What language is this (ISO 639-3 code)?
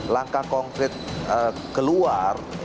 ind